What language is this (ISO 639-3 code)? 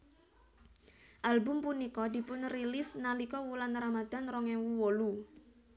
jav